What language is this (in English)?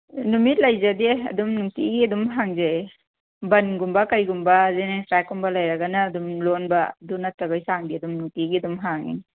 Manipuri